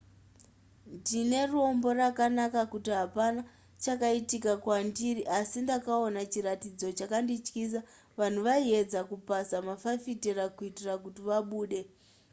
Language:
Shona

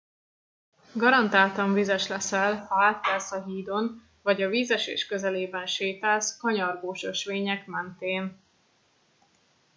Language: Hungarian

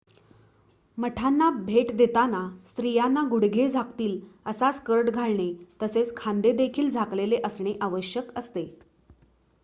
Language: Marathi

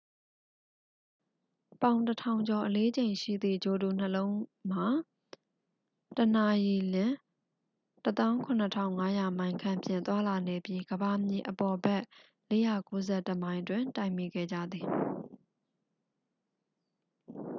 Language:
Burmese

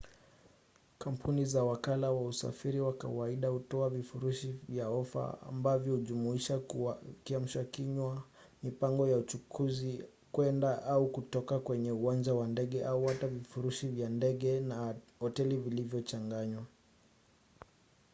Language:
Swahili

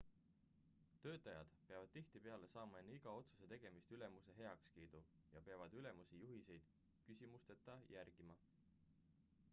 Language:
Estonian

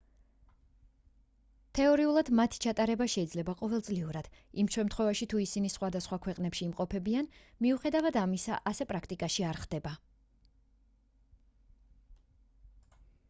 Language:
Georgian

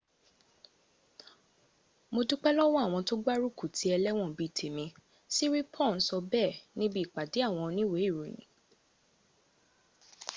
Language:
Yoruba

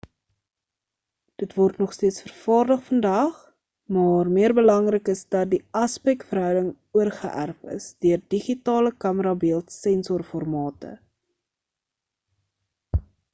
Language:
Afrikaans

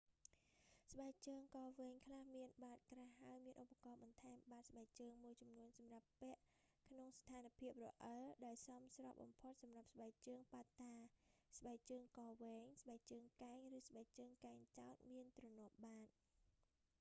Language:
Khmer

